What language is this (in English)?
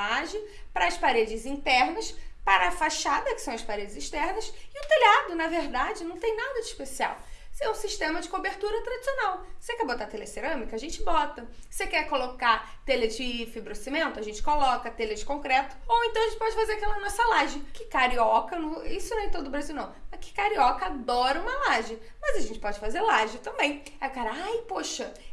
Portuguese